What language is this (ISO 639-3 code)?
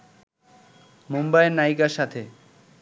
ben